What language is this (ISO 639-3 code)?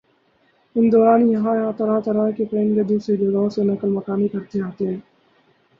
urd